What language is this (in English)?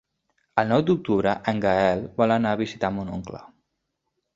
Catalan